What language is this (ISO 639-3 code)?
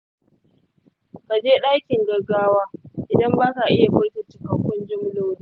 hau